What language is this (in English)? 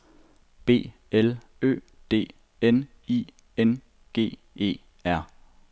Danish